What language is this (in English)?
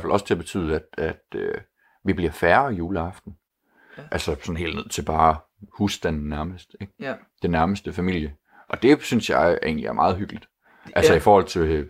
Danish